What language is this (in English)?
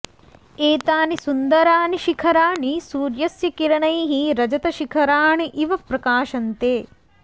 Sanskrit